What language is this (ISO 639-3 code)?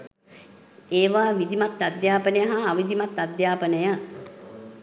sin